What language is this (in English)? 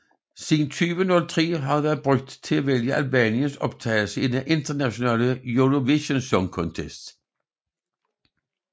Danish